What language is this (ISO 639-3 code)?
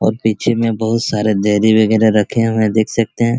hin